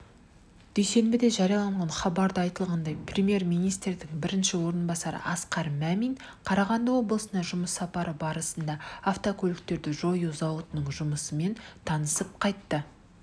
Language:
Kazakh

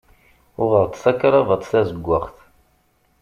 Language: Kabyle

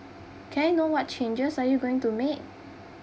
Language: English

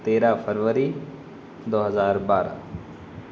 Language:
Urdu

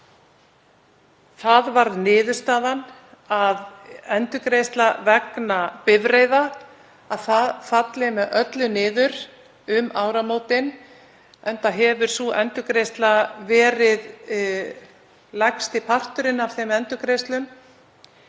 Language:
Icelandic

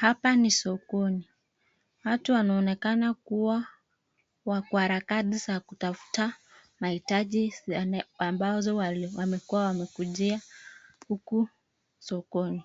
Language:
Swahili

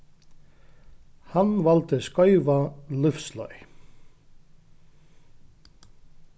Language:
Faroese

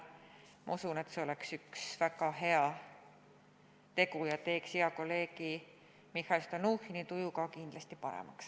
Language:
Estonian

